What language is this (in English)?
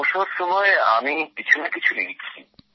Bangla